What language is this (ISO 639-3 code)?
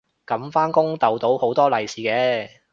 yue